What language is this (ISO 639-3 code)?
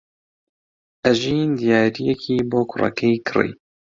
ckb